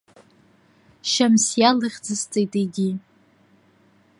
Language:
Abkhazian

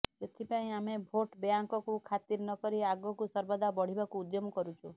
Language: Odia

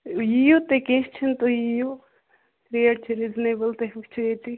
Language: Kashmiri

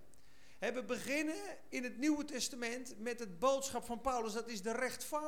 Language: Dutch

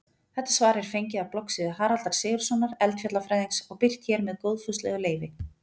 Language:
Icelandic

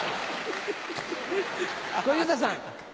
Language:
Japanese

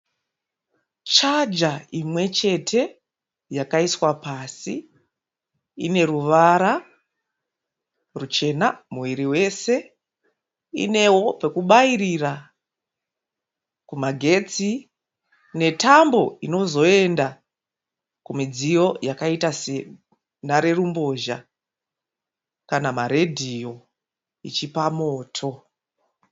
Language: Shona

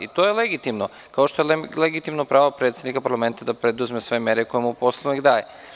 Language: Serbian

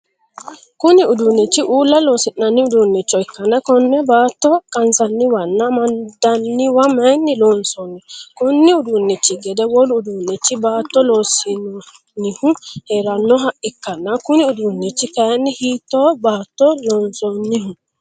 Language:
Sidamo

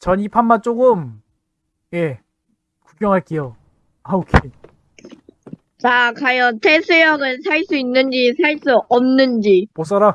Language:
Korean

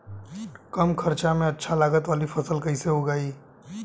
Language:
Bhojpuri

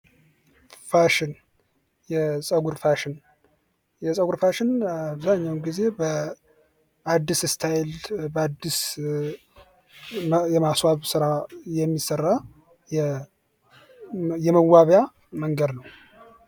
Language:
Amharic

